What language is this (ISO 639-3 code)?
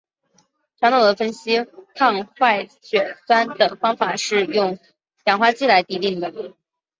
zho